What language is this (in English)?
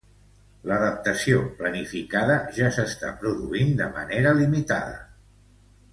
Catalan